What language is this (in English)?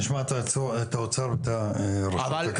Hebrew